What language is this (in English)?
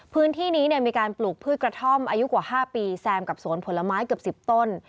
Thai